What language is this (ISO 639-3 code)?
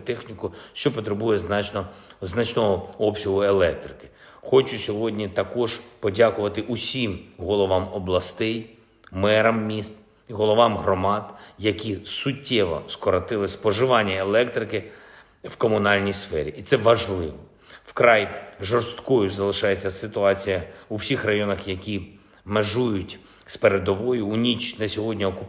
ukr